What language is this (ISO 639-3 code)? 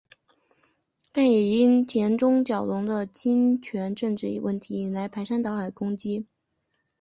zho